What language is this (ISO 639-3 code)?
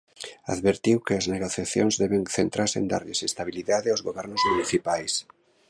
glg